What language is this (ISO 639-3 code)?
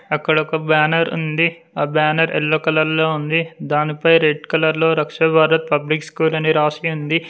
tel